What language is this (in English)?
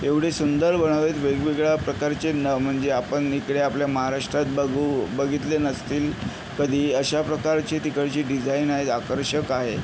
Marathi